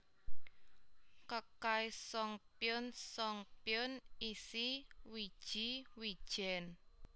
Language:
Javanese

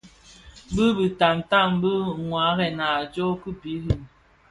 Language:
Bafia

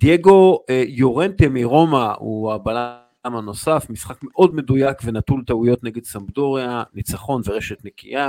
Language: Hebrew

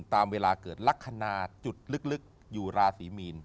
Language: Thai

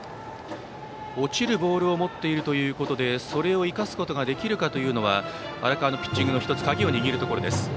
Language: Japanese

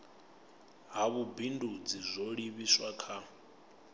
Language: Venda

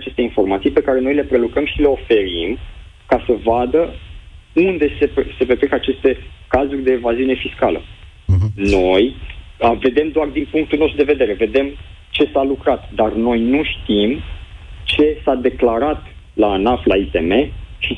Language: Romanian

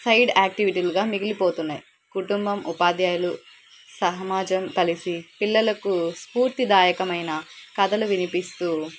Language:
Telugu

